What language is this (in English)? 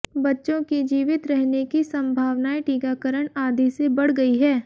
Hindi